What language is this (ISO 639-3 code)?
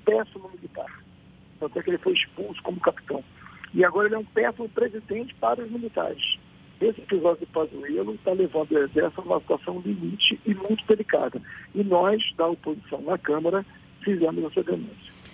por